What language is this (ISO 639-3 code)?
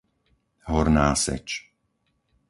slk